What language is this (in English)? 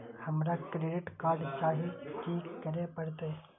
Maithili